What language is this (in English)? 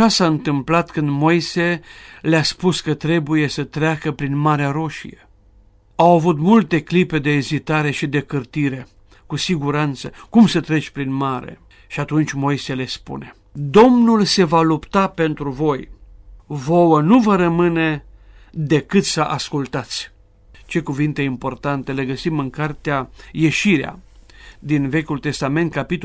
Romanian